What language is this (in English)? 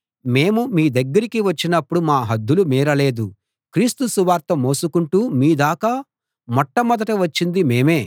Telugu